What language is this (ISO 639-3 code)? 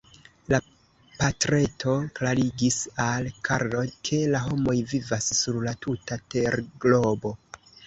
epo